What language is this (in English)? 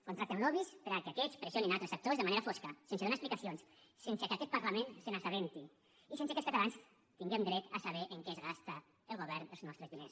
Catalan